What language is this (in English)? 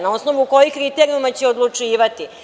Serbian